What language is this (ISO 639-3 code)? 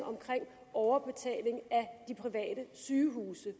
dan